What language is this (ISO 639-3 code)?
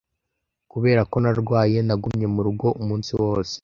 kin